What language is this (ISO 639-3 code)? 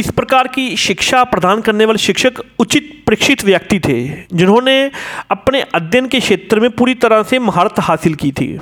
hin